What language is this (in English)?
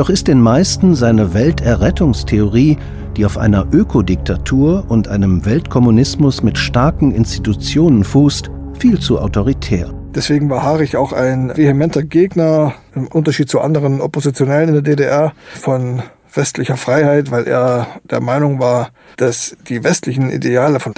German